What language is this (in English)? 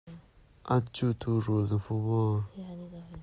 Hakha Chin